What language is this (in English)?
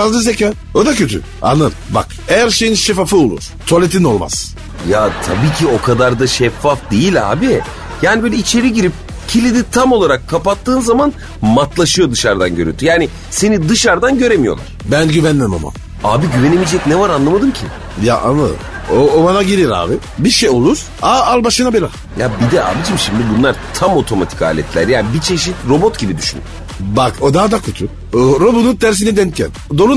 Turkish